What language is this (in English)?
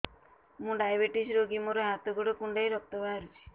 Odia